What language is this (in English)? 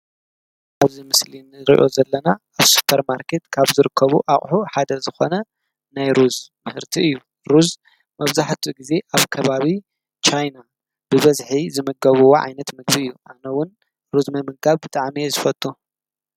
Tigrinya